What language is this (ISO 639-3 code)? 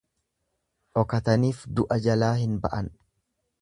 orm